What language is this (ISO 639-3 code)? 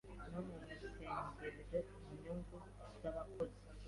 kin